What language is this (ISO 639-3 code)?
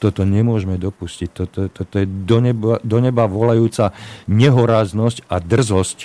slk